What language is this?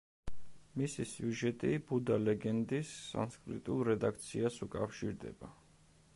Georgian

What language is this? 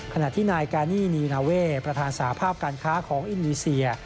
Thai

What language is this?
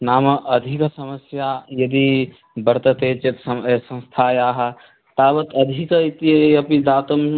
Sanskrit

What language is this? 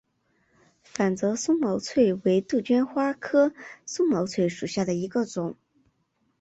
Chinese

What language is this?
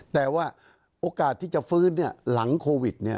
Thai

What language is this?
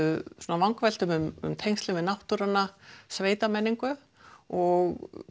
Icelandic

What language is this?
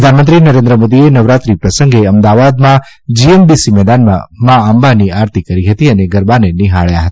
Gujarati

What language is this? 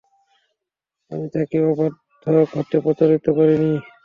Bangla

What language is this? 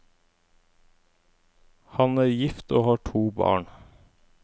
Norwegian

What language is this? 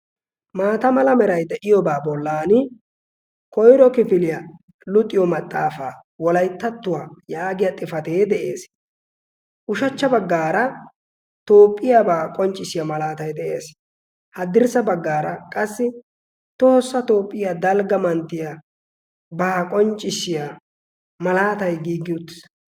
Wolaytta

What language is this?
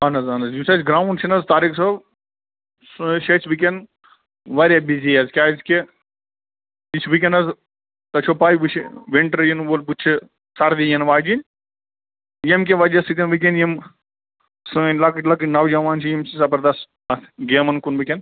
Kashmiri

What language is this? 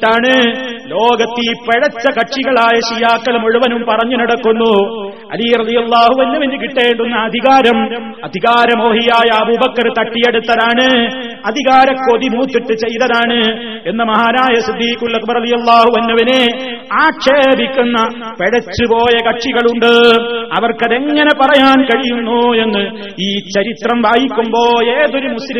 Malayalam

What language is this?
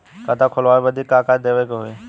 Bhojpuri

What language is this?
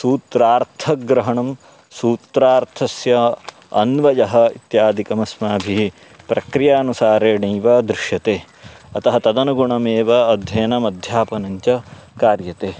Sanskrit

